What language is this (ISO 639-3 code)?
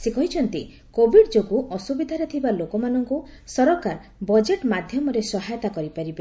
ori